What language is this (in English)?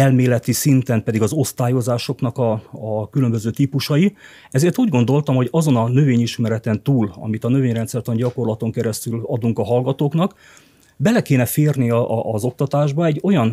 Hungarian